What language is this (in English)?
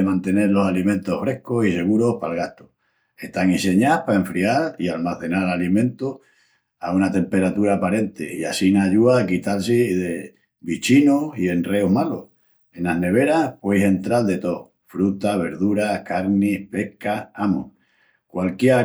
Extremaduran